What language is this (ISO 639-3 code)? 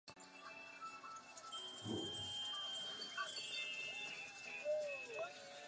zho